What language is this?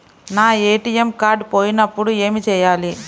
Telugu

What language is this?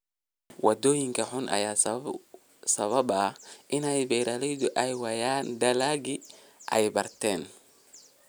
Somali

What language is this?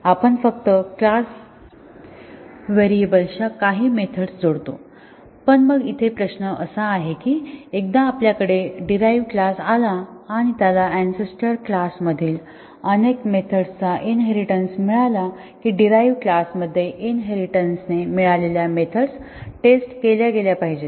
Marathi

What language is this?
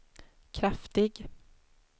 Swedish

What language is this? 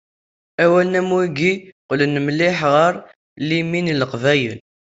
Kabyle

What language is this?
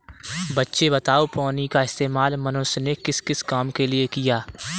Hindi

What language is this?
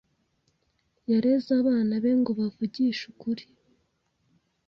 Kinyarwanda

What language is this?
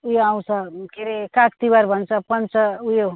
Nepali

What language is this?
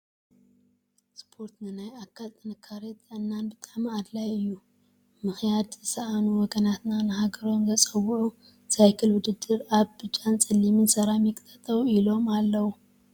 Tigrinya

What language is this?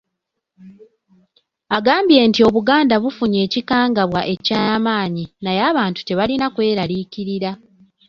Ganda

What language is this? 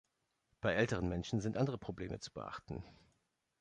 German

